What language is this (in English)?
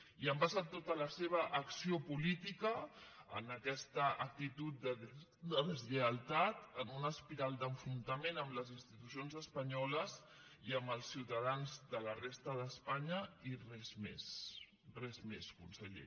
Catalan